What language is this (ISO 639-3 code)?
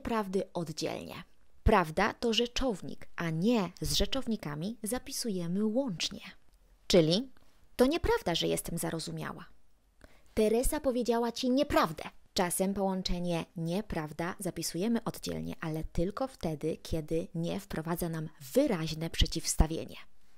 pol